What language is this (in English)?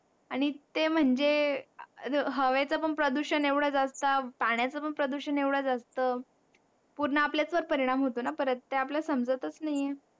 Marathi